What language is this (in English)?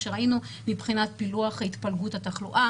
Hebrew